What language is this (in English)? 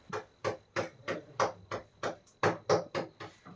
Kannada